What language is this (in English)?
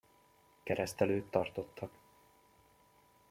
Hungarian